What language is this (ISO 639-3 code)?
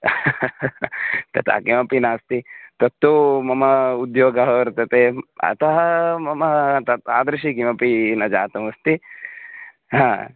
san